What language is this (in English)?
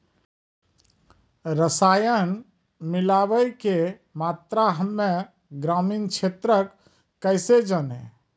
Maithili